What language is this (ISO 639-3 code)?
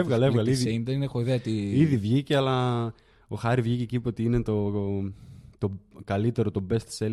ell